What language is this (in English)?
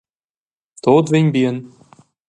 Romansh